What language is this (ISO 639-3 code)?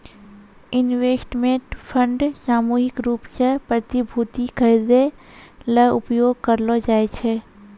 mai